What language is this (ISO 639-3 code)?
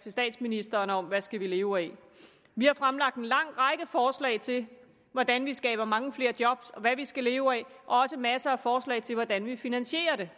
dan